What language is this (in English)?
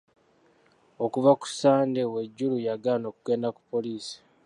Ganda